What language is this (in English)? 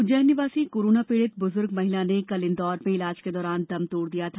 Hindi